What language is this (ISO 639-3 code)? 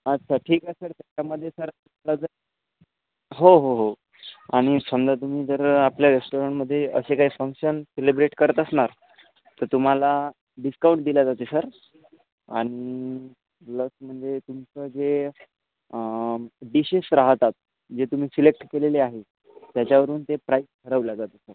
mar